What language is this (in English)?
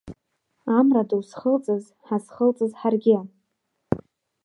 Abkhazian